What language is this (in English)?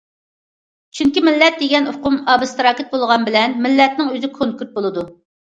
Uyghur